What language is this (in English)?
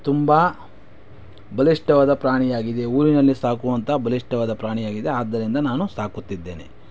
Kannada